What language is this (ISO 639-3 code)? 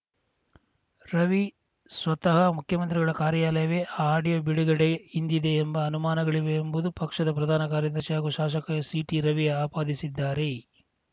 kan